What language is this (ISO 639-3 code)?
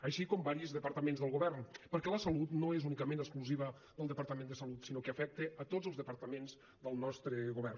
cat